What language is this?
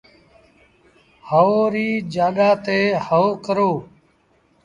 Sindhi Bhil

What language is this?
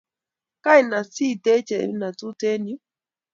Kalenjin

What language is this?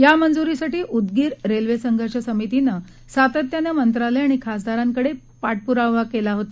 Marathi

